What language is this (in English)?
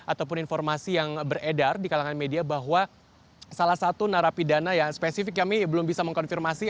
Indonesian